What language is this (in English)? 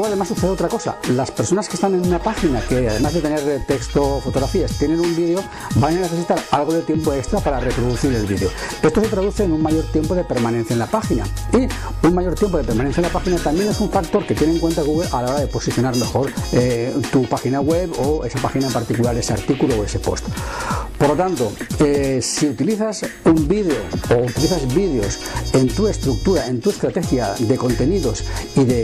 Spanish